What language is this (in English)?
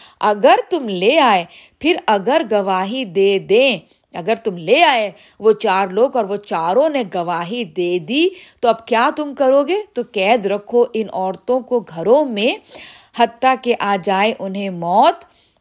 Urdu